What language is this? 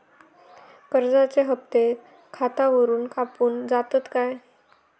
Marathi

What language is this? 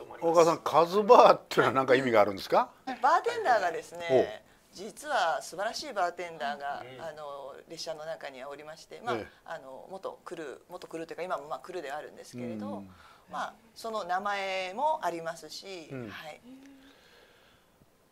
Japanese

